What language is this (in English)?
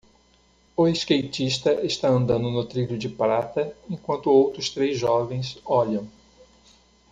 Portuguese